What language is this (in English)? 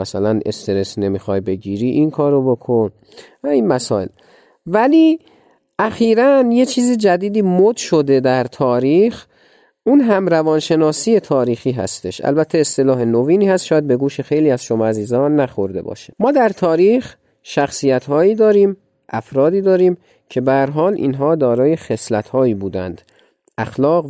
Persian